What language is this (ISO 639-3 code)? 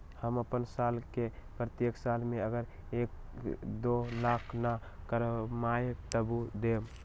mag